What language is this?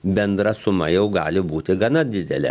Lithuanian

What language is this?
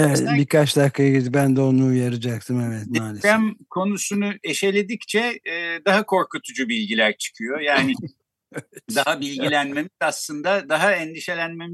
Turkish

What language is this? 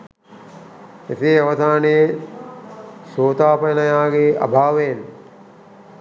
Sinhala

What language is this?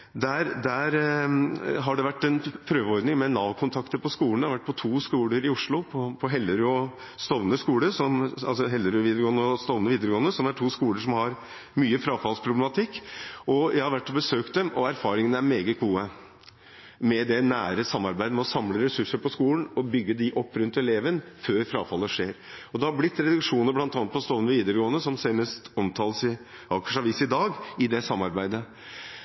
Norwegian Bokmål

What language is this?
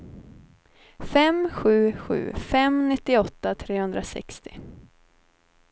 Swedish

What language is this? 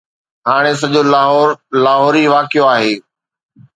Sindhi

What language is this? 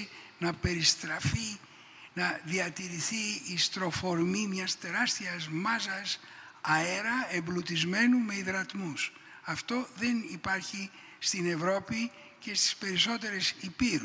Greek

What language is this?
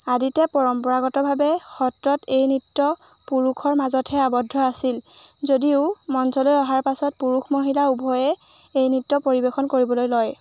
Assamese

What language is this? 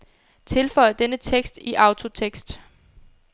Danish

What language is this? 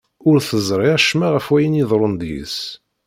Kabyle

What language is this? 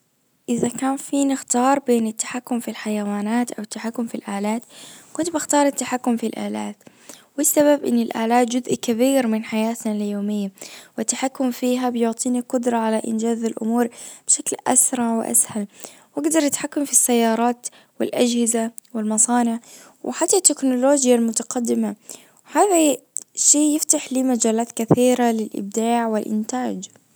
Najdi Arabic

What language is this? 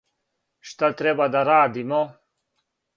Serbian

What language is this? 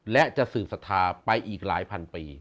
Thai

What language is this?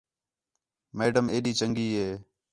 Khetrani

